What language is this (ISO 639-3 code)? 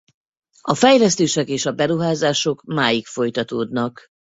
hun